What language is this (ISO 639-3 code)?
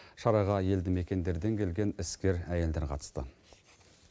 kaz